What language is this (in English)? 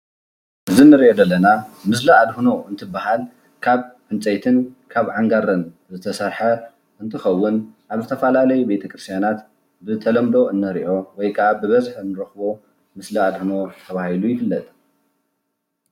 Tigrinya